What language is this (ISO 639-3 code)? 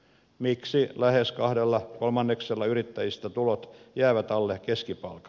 fin